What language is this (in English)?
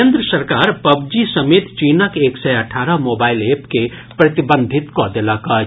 Maithili